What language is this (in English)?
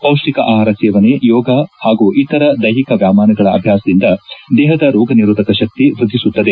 Kannada